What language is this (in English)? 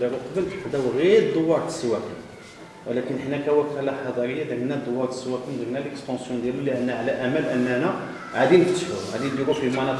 Arabic